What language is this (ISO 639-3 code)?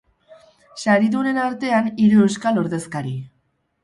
eus